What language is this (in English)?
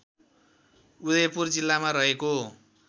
Nepali